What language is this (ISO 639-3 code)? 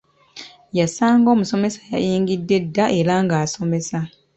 lug